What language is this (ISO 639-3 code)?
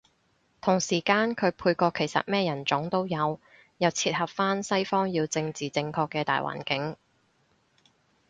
yue